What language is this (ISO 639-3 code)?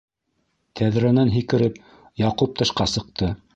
bak